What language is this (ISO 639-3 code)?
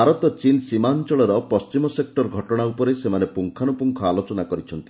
ori